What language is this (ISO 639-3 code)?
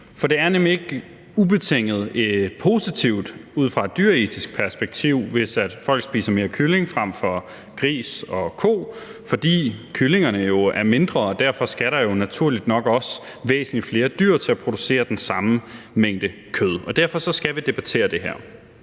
dan